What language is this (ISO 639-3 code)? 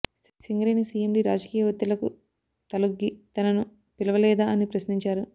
tel